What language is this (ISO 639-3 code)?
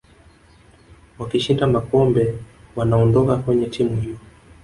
swa